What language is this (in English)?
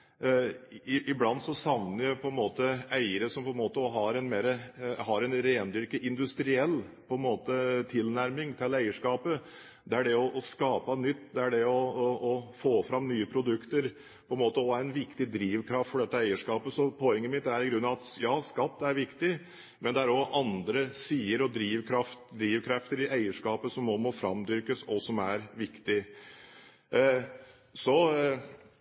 Norwegian Bokmål